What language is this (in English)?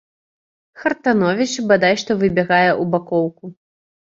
Belarusian